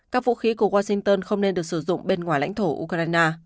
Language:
Vietnamese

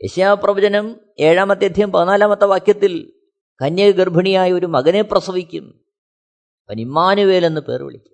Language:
Malayalam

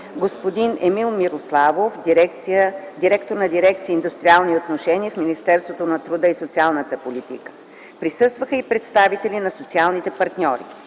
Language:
Bulgarian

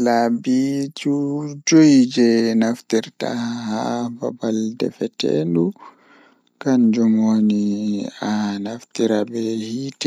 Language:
Fula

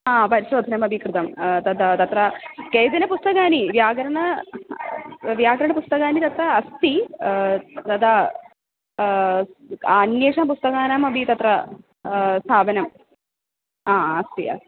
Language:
Sanskrit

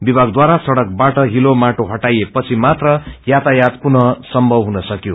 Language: Nepali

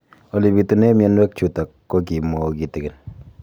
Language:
Kalenjin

